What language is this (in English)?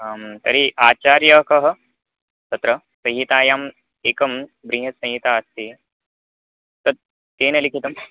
Sanskrit